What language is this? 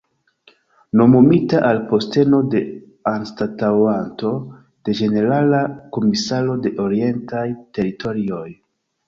Esperanto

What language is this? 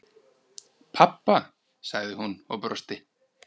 Icelandic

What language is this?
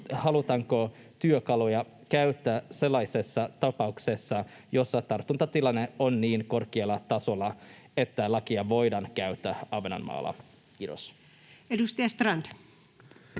Finnish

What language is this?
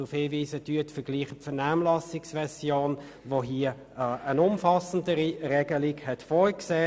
Swiss German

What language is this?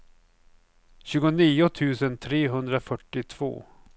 Swedish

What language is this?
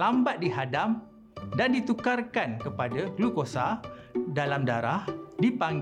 Malay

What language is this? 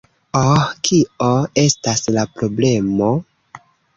Esperanto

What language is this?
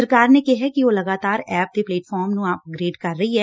Punjabi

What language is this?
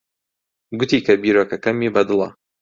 Central Kurdish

